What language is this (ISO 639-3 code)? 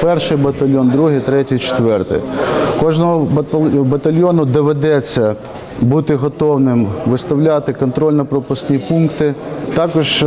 ukr